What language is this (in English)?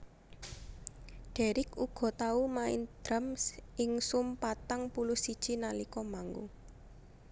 Javanese